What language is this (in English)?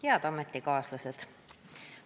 Estonian